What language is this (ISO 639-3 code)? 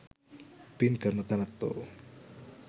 sin